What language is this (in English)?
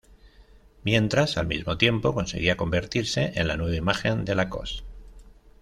Spanish